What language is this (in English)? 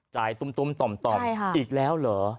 Thai